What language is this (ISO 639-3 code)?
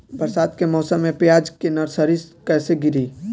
bho